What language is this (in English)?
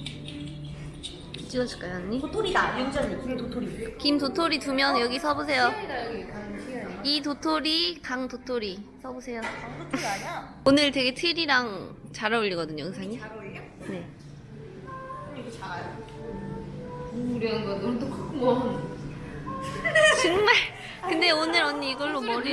Korean